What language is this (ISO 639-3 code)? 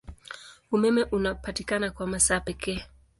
swa